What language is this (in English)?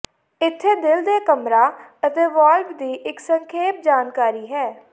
Punjabi